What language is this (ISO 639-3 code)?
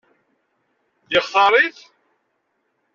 kab